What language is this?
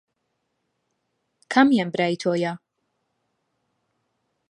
Central Kurdish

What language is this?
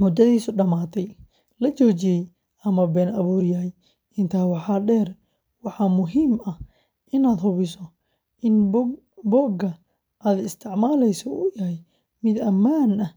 Somali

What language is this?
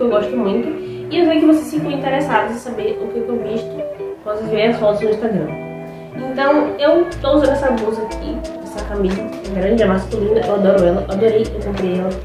Portuguese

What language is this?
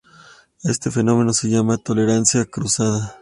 Spanish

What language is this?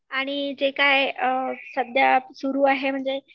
Marathi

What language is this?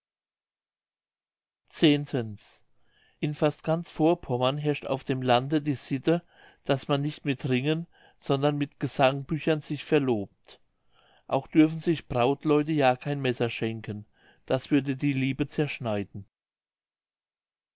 German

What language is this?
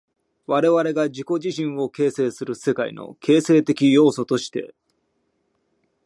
Japanese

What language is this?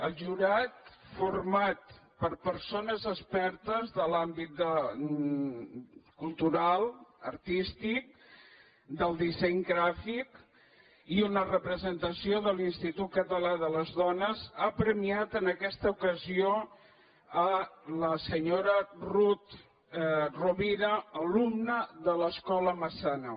Catalan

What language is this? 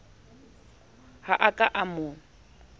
Southern Sotho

